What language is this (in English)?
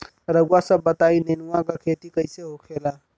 Bhojpuri